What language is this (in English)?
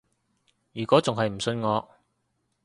Cantonese